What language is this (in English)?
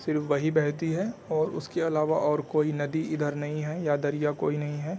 Urdu